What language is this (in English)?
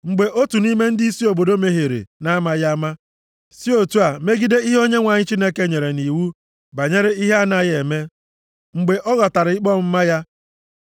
Igbo